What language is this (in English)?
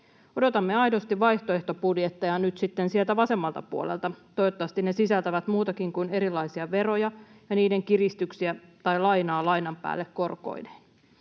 Finnish